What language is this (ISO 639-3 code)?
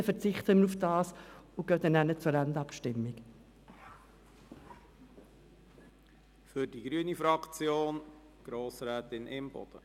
gsw